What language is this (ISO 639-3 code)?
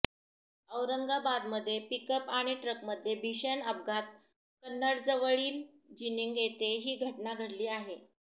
mar